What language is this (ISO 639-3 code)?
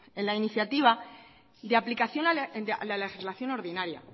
spa